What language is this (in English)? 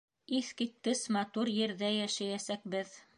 Bashkir